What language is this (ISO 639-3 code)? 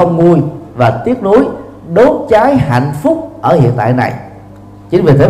vie